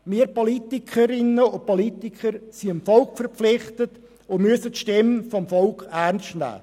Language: Swiss German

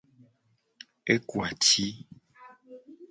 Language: Gen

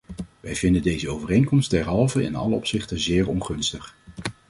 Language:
Dutch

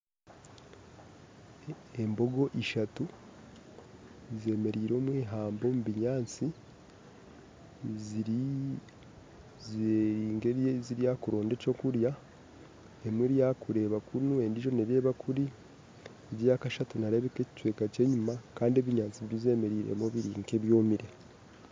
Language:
Nyankole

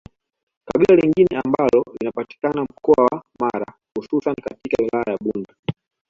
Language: Swahili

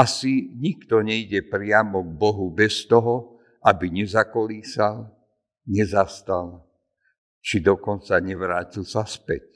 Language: Slovak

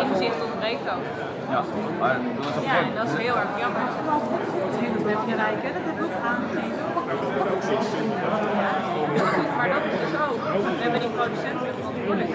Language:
Dutch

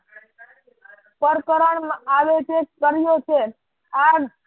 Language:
Gujarati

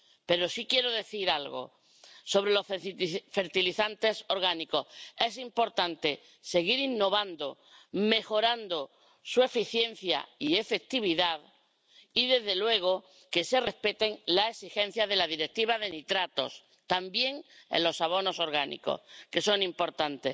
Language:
Spanish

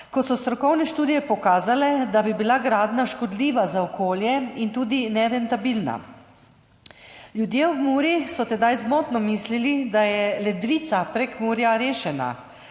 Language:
Slovenian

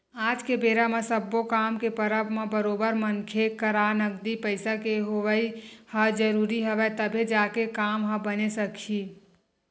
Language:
Chhattisgarhi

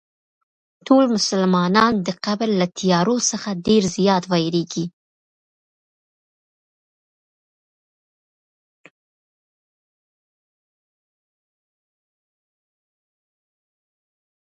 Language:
Pashto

